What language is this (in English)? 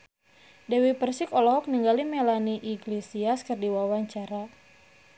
Sundanese